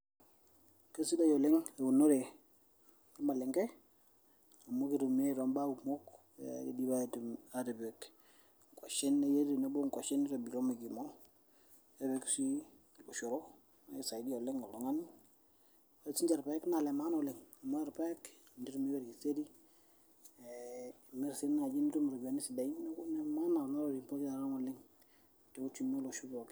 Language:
Masai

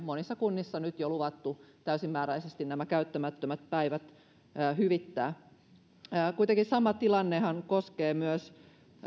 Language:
Finnish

